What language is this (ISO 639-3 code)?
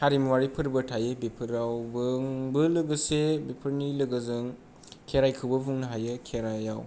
brx